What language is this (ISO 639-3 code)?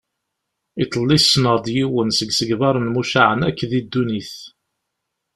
kab